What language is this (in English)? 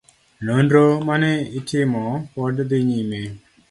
Luo (Kenya and Tanzania)